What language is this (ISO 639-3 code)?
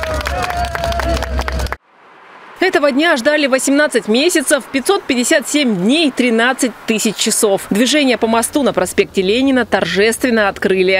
rus